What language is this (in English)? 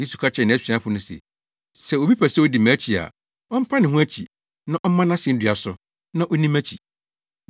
Akan